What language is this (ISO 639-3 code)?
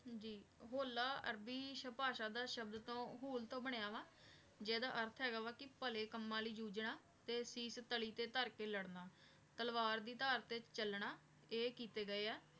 pan